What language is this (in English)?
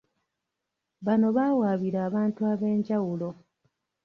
Ganda